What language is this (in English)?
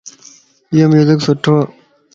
Lasi